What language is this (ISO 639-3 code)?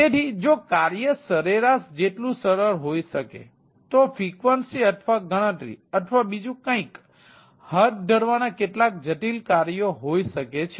guj